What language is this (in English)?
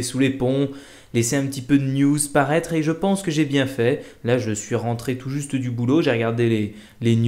French